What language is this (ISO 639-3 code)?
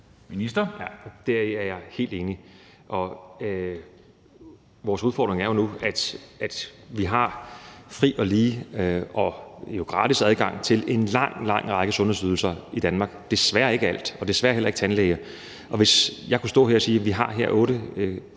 dan